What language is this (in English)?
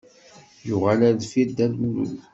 Kabyle